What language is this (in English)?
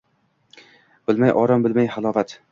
Uzbek